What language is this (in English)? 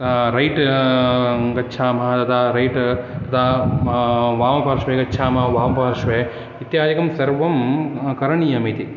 Sanskrit